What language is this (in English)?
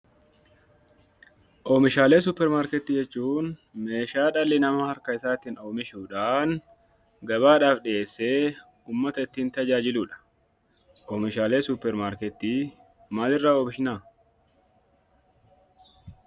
Oromo